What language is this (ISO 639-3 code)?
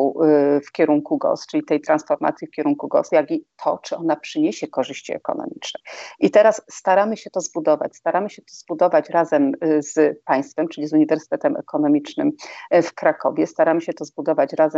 pol